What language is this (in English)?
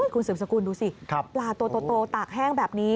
Thai